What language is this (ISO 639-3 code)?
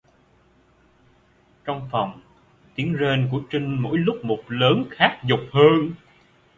vie